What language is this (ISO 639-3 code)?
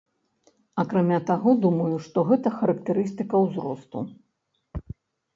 bel